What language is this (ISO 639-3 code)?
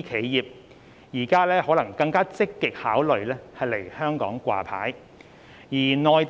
yue